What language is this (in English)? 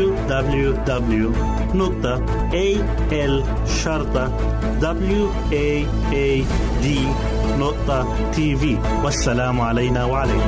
Arabic